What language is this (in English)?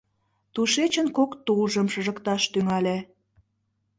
Mari